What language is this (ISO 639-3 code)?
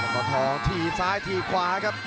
tha